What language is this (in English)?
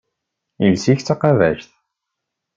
Kabyle